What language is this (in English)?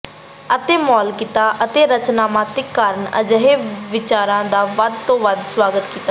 Punjabi